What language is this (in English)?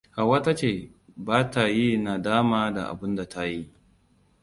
Hausa